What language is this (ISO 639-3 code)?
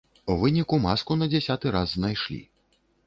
bel